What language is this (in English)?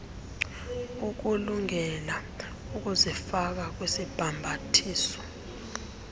Xhosa